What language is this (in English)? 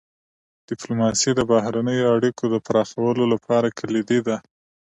Pashto